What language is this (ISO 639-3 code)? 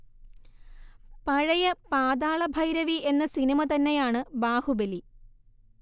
mal